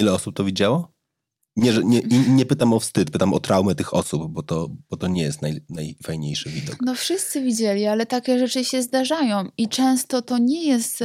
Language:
Polish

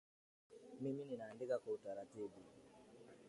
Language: Swahili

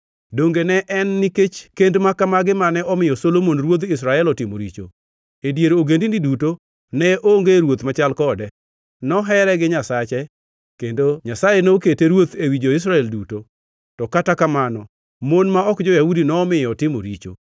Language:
Luo (Kenya and Tanzania)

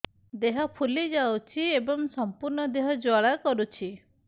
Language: Odia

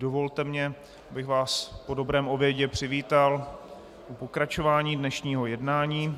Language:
Czech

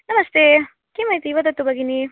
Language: Sanskrit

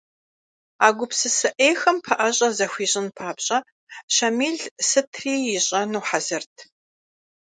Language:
Kabardian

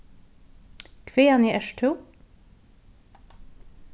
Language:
Faroese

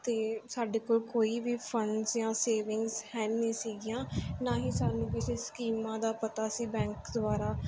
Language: Punjabi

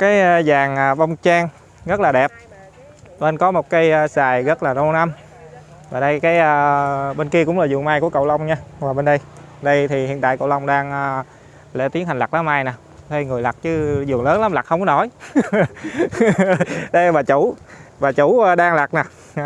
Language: Vietnamese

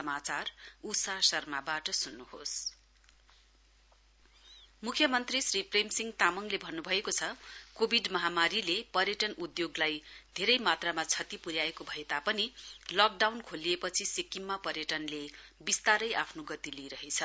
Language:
Nepali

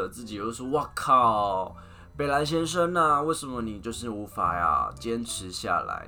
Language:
Chinese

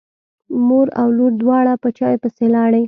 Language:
Pashto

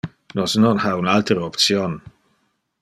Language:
Interlingua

